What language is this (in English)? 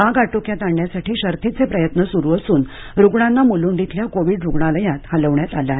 Marathi